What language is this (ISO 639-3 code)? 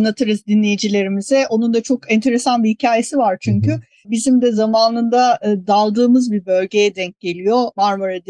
tur